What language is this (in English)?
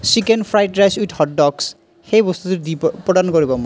Assamese